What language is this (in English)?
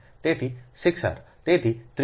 Gujarati